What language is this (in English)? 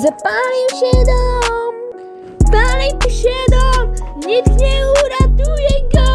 Polish